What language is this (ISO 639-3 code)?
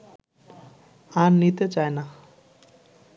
ben